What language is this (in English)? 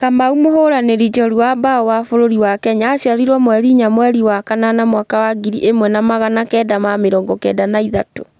Kikuyu